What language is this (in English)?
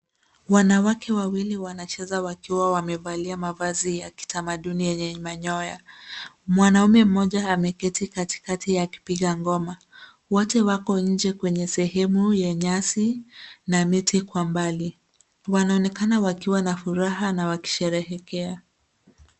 Swahili